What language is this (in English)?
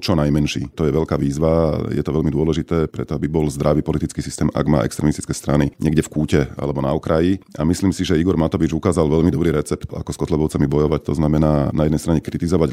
Slovak